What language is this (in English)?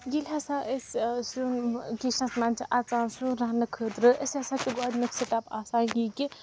Kashmiri